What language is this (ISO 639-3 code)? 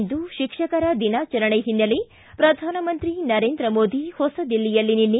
kan